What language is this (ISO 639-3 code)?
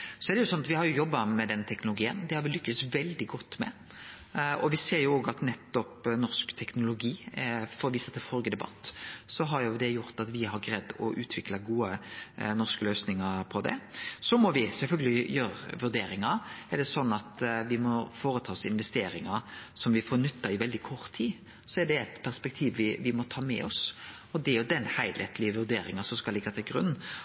nno